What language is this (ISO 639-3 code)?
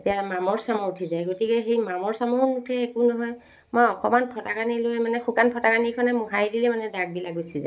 asm